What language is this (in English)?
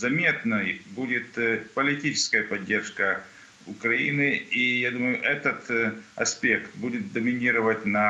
Russian